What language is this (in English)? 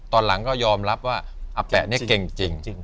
Thai